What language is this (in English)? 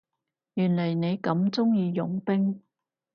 Cantonese